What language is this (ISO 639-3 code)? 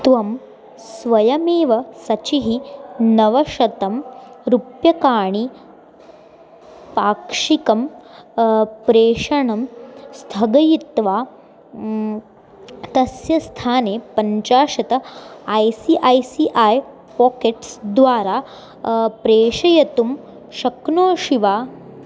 san